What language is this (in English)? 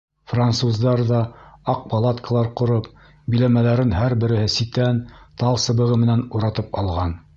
Bashkir